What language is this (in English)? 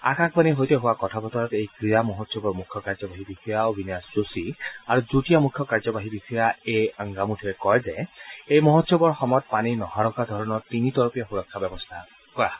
Assamese